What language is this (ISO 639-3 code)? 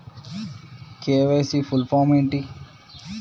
tel